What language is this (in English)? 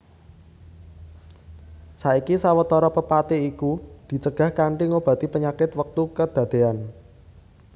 Javanese